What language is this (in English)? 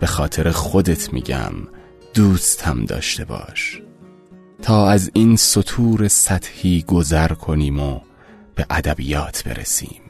Persian